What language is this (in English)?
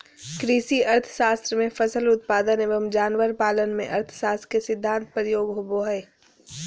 Magahi